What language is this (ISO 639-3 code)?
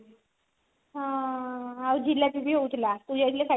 ori